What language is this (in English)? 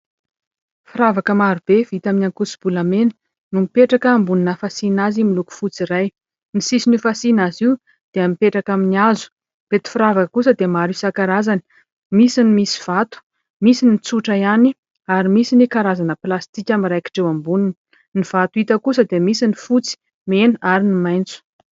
Malagasy